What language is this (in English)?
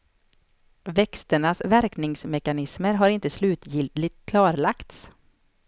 Swedish